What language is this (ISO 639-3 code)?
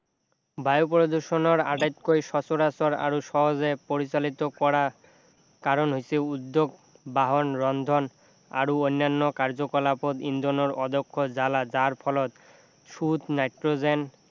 asm